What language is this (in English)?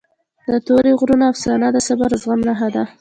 Pashto